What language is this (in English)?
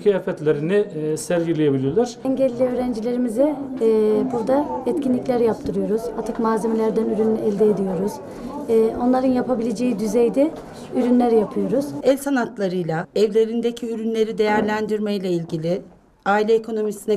Turkish